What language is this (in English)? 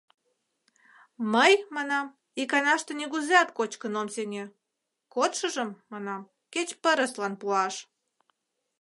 Mari